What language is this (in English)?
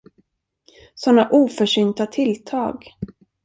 Swedish